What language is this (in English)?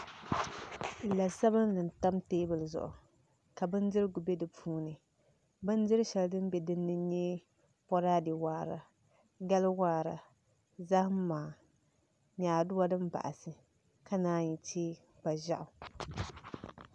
Dagbani